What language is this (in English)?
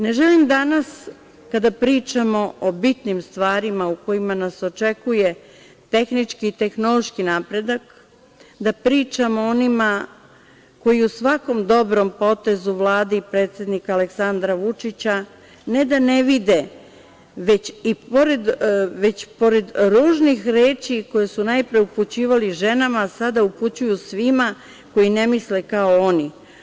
Serbian